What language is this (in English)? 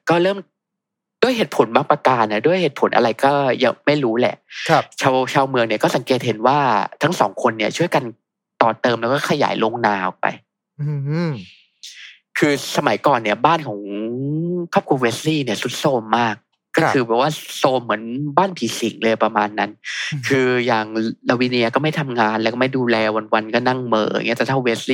Thai